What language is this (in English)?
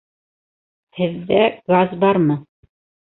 Bashkir